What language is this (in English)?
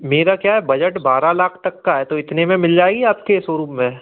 Hindi